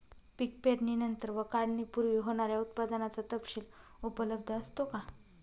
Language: Marathi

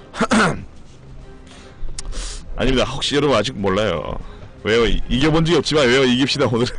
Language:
Korean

